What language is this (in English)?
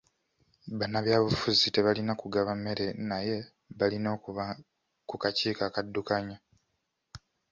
Ganda